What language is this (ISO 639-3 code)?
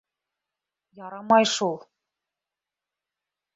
bak